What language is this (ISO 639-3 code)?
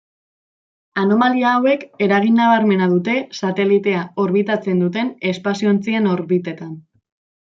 eus